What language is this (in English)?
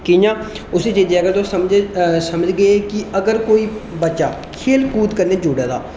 Dogri